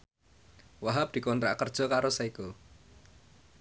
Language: Javanese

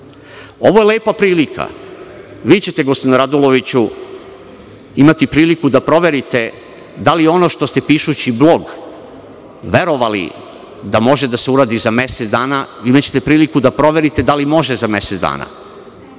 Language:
Serbian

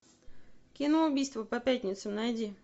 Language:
Russian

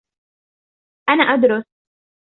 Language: Arabic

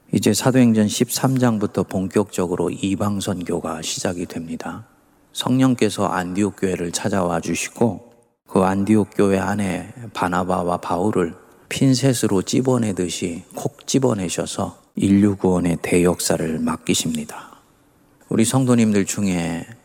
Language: Korean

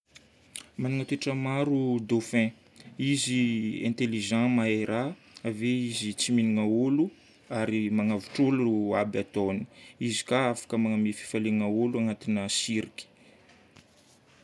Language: Northern Betsimisaraka Malagasy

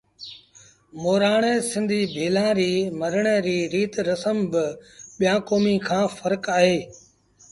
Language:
Sindhi Bhil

